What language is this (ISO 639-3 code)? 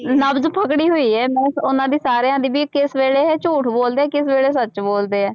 pan